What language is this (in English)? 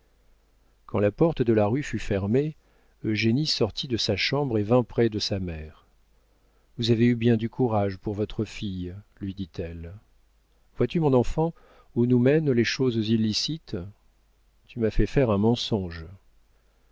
French